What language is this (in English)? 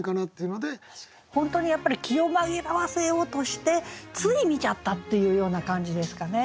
Japanese